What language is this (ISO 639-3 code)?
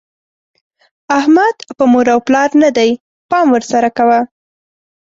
pus